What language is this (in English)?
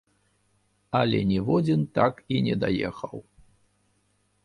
Belarusian